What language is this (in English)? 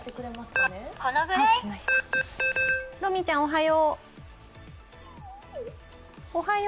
Japanese